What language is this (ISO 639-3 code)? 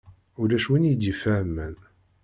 kab